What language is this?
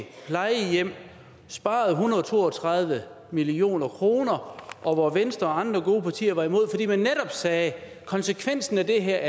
Danish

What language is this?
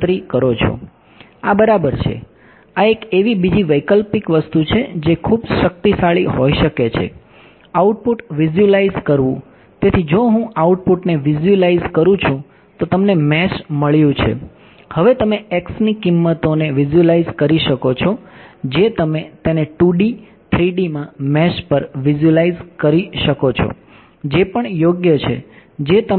Gujarati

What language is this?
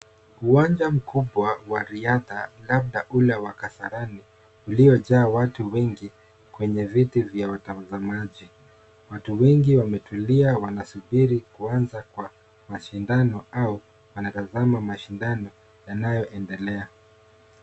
Swahili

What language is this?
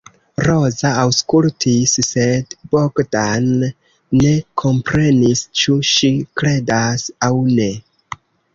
Esperanto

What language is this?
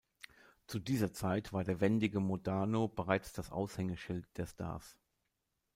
German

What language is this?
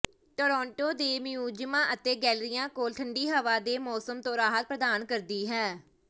Punjabi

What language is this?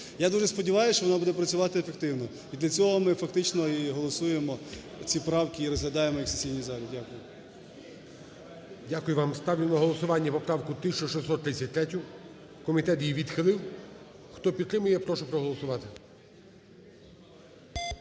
Ukrainian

